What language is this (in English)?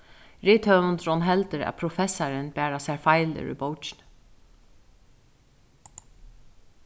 Faroese